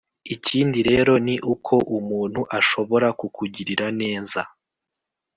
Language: Kinyarwanda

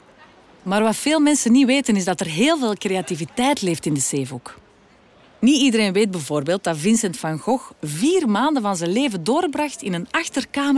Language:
Dutch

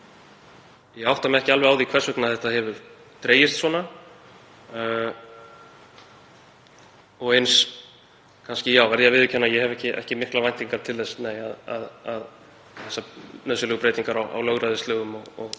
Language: Icelandic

